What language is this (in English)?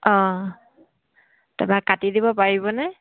Assamese